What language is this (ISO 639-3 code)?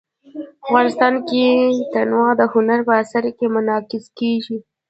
pus